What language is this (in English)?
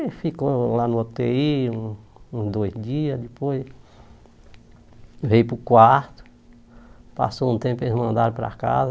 Portuguese